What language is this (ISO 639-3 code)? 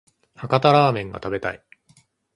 jpn